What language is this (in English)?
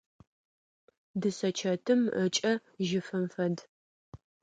Adyghe